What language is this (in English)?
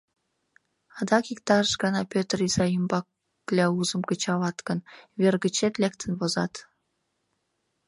Mari